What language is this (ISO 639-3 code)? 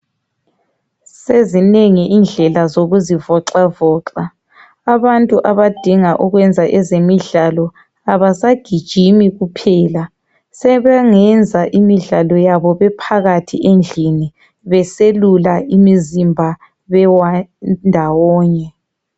nde